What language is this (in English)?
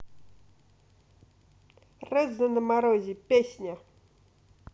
Russian